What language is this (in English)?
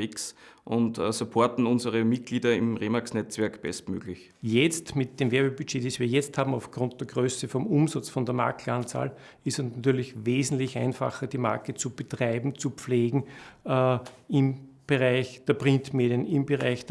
German